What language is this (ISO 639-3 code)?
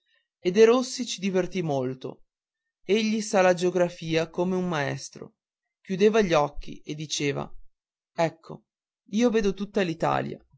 ita